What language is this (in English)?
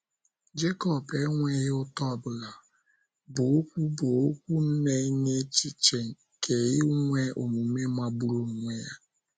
Igbo